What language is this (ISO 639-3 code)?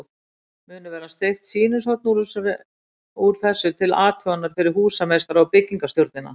isl